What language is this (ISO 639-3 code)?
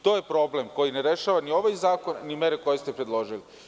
srp